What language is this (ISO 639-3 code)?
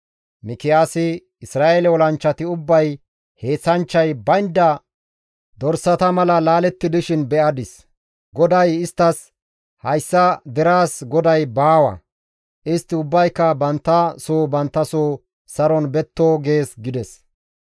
gmv